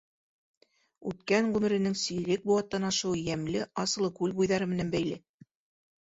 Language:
Bashkir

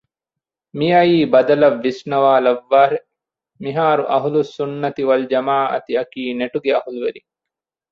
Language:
Divehi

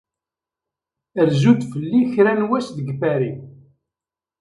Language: Kabyle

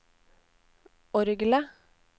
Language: Norwegian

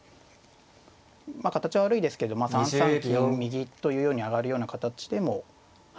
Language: Japanese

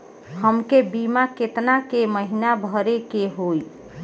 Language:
Bhojpuri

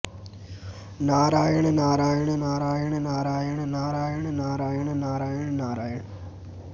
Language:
Sanskrit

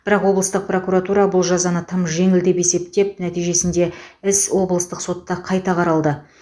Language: Kazakh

